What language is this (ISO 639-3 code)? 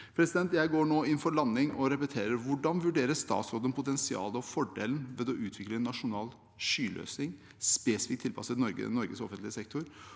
nor